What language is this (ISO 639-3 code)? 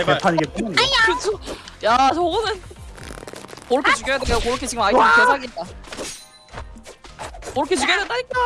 kor